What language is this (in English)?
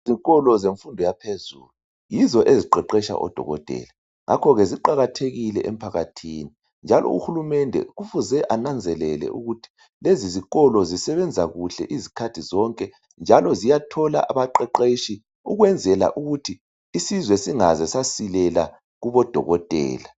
North Ndebele